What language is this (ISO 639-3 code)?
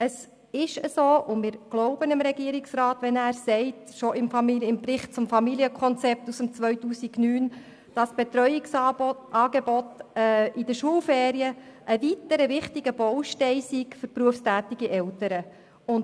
gsw